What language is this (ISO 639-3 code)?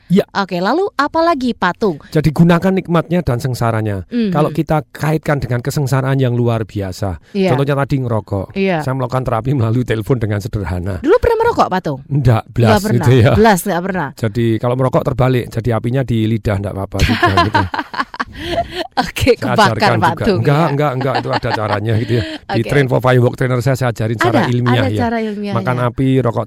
ind